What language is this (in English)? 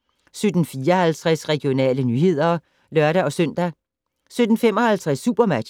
Danish